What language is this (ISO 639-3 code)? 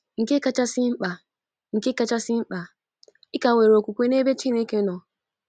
ibo